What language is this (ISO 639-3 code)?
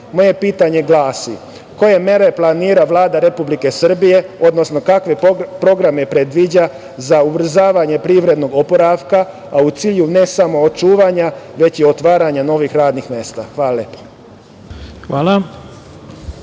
srp